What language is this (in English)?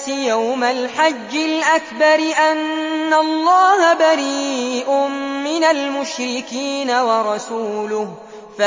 Arabic